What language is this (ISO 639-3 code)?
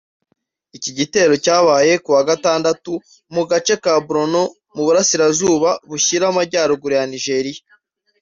kin